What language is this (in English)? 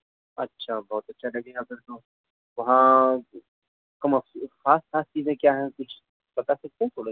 Urdu